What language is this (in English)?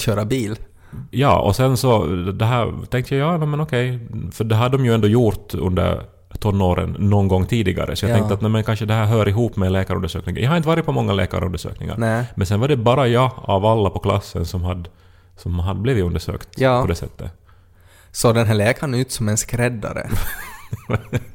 Swedish